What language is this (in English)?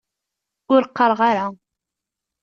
Kabyle